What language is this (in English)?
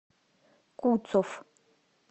Russian